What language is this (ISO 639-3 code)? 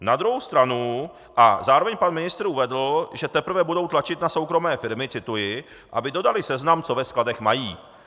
ces